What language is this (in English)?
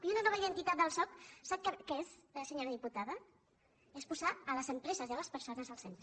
Catalan